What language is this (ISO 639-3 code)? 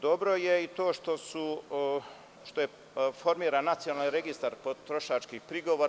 srp